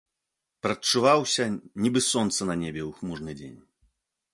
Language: Belarusian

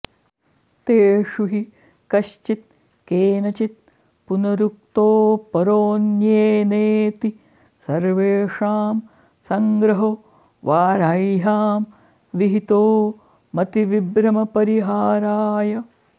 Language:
Sanskrit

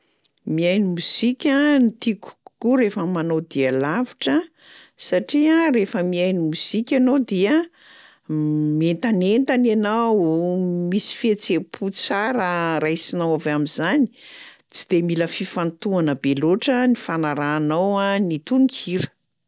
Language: Malagasy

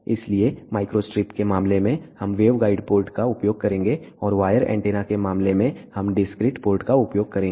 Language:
Hindi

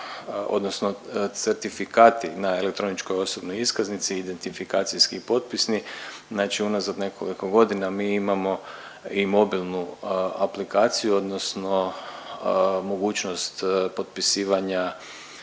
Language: Croatian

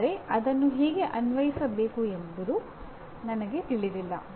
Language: Kannada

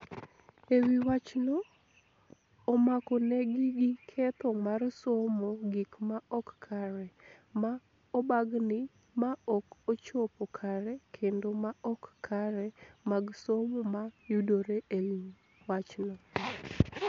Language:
Luo (Kenya and Tanzania)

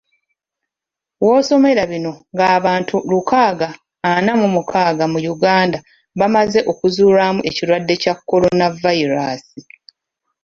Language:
Ganda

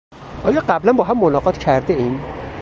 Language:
Persian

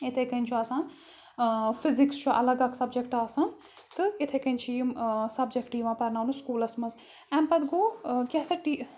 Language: Kashmiri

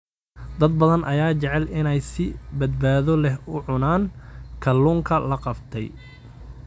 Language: Somali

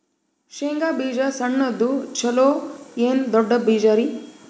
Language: Kannada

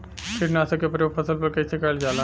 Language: Bhojpuri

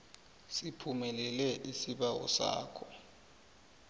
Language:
South Ndebele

